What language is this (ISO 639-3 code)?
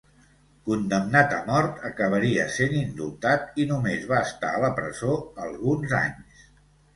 cat